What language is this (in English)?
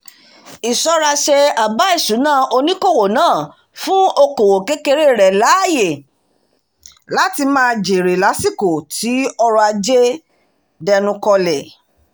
Yoruba